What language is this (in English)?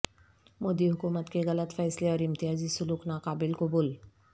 Urdu